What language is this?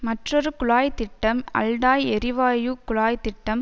Tamil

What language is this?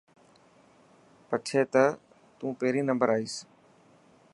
Dhatki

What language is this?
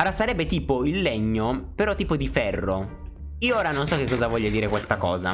Italian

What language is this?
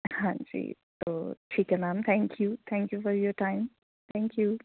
Punjabi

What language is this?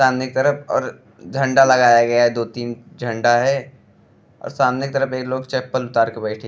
Bhojpuri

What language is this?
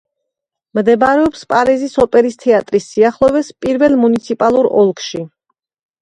Georgian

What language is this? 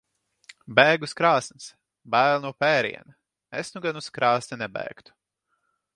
Latvian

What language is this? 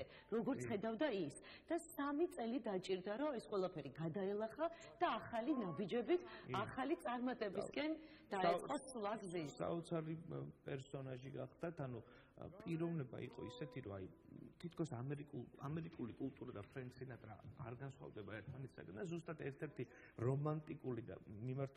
Romanian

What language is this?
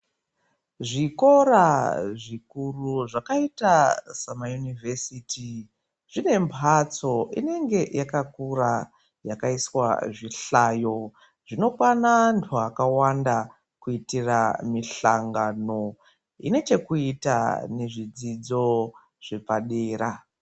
Ndau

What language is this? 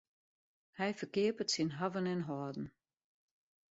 Western Frisian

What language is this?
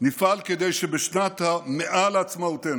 Hebrew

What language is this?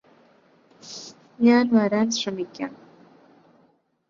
Malayalam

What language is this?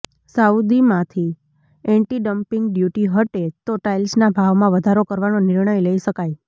Gujarati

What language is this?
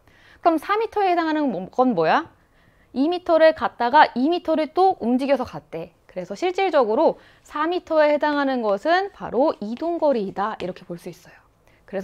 Korean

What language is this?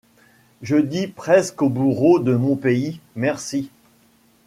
French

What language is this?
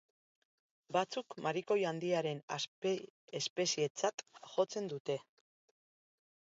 Basque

